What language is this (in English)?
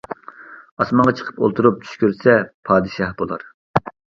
Uyghur